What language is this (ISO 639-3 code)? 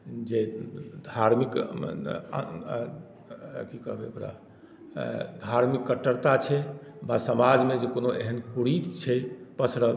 mai